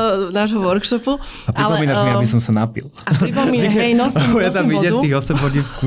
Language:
Slovak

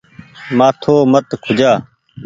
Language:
Goaria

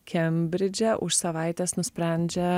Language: Lithuanian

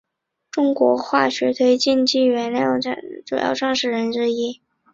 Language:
Chinese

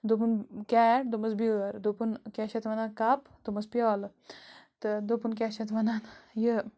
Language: Kashmiri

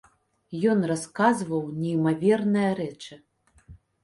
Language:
Belarusian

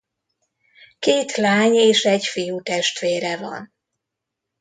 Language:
Hungarian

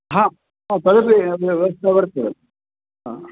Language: Sanskrit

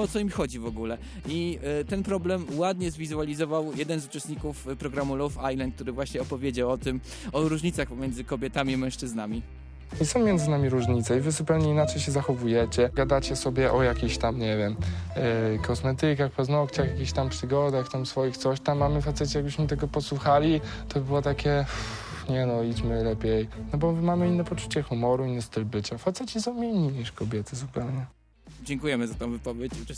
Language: Polish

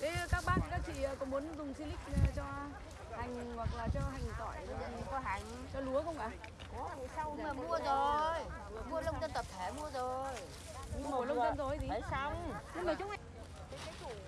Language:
Vietnamese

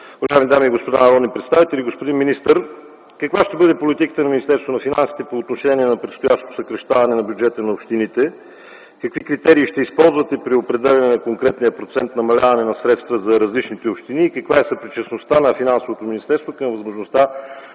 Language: Bulgarian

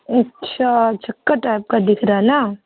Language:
Urdu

